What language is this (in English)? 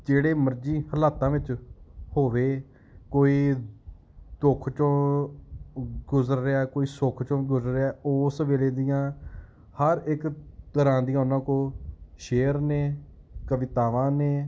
Punjabi